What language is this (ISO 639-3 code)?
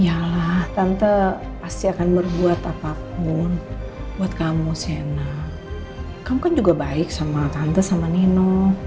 ind